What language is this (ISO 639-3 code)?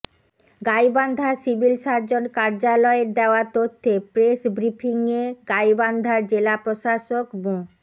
ben